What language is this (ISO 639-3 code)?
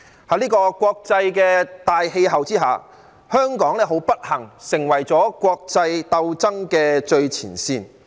yue